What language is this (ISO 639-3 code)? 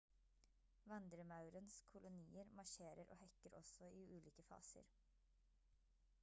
nob